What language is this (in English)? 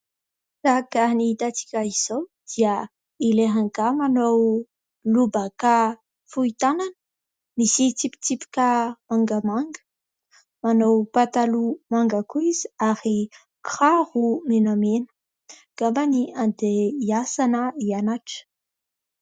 Malagasy